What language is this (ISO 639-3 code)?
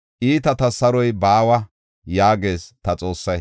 gof